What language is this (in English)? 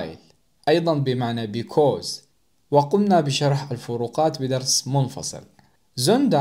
Arabic